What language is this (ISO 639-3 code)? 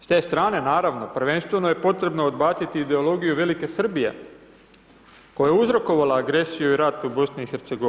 hrv